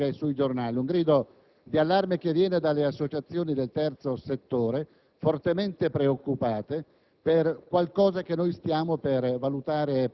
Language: Italian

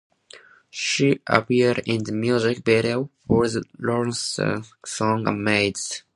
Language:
English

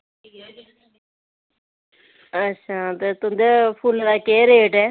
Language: Dogri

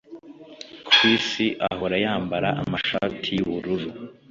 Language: Kinyarwanda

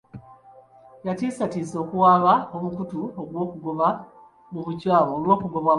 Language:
Ganda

